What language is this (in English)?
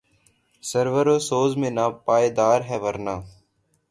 Urdu